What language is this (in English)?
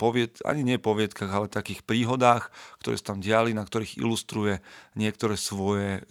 Slovak